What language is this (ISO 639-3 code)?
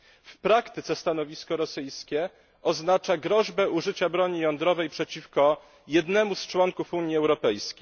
pol